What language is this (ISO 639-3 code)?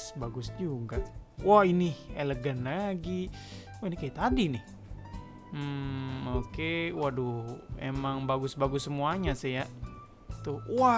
ind